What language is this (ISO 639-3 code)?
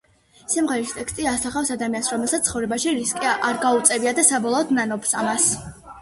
kat